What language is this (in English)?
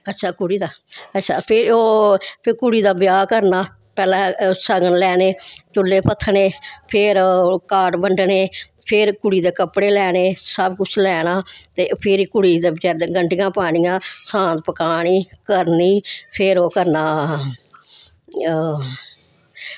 Dogri